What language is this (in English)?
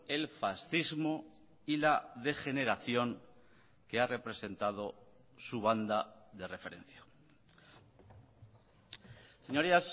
Spanish